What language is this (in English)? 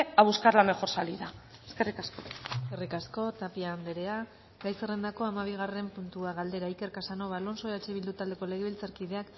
Basque